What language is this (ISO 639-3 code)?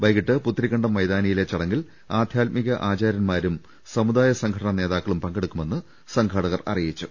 mal